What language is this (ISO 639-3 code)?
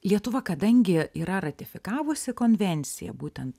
lit